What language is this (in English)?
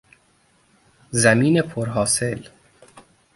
Persian